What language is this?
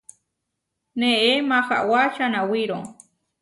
Huarijio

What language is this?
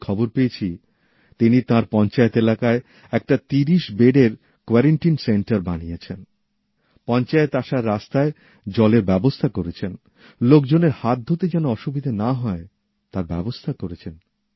Bangla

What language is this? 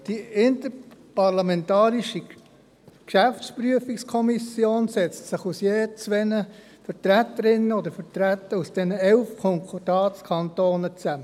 Swiss German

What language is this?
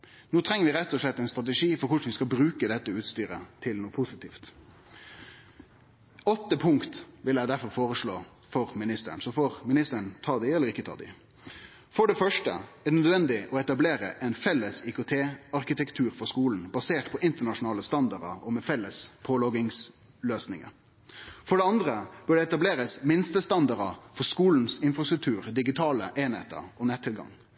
Norwegian Nynorsk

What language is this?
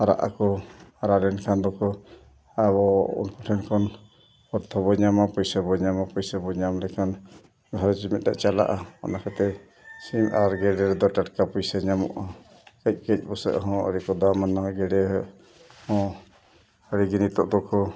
Santali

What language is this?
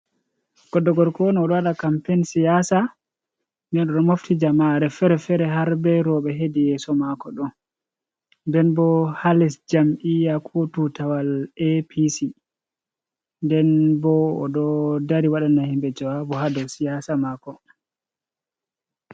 Fula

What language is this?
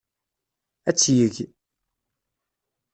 Kabyle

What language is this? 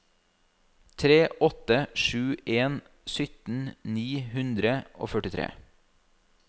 Norwegian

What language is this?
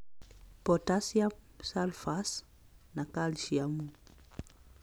Kikuyu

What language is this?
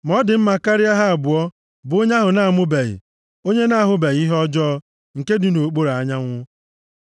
Igbo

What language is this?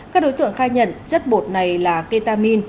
Vietnamese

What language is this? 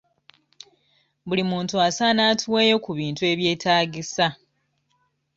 Ganda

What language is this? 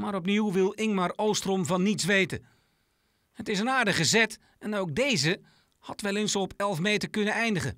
Dutch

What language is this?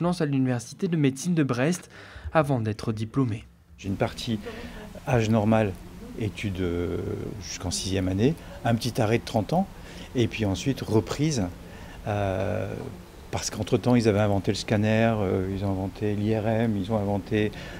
French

